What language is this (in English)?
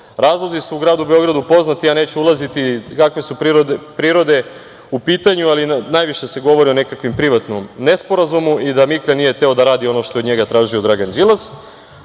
Serbian